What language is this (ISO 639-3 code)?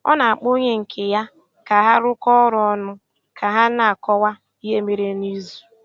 ibo